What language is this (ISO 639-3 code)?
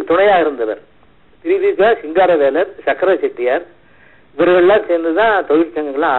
tam